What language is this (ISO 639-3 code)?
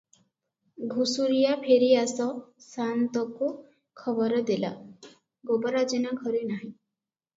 ori